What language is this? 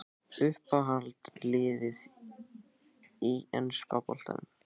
Icelandic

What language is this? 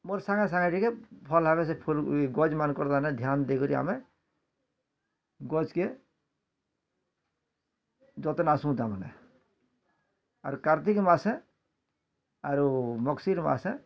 Odia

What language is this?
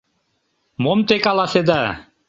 Mari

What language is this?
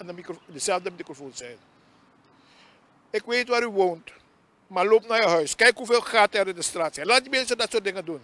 Dutch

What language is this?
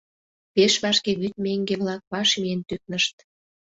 Mari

